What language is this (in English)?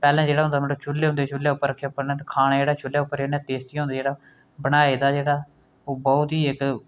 Dogri